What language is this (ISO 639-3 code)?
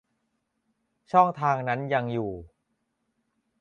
tha